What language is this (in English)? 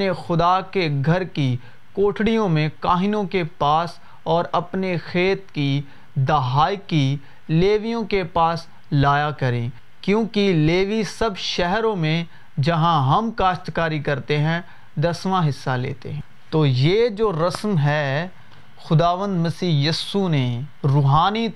Urdu